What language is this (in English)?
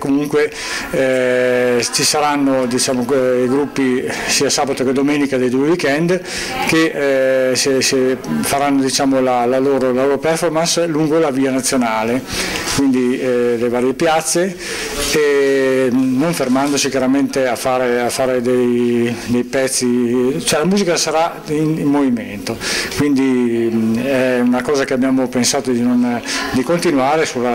Italian